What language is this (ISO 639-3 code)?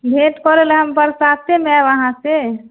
mai